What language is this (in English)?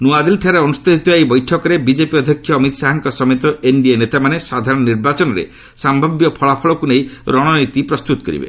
Odia